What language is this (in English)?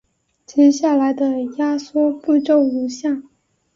Chinese